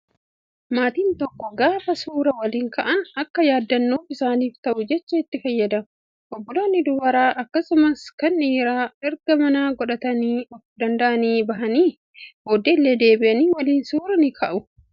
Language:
Oromo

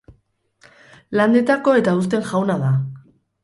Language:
Basque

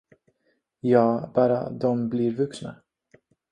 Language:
Swedish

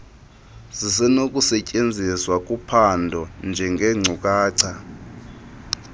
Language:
Xhosa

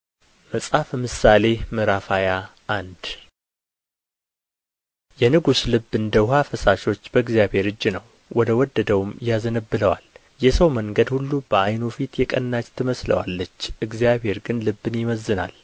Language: Amharic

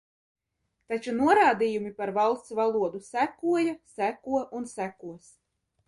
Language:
Latvian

